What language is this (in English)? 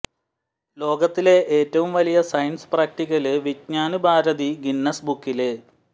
Malayalam